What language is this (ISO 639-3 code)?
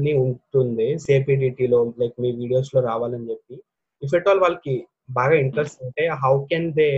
tel